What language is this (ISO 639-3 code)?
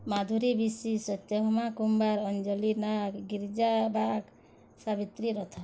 ori